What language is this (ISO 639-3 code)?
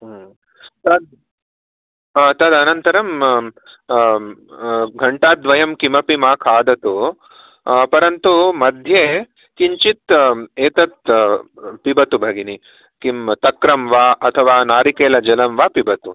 san